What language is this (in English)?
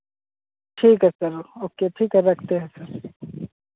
Hindi